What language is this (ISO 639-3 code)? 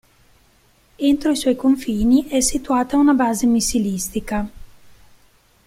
ita